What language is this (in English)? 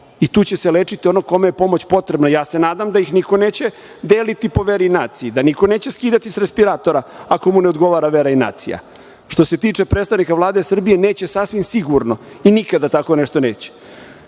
Serbian